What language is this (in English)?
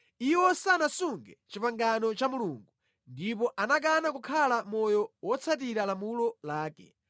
Nyanja